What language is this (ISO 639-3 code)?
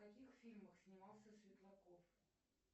rus